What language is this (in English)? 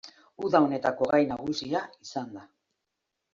Basque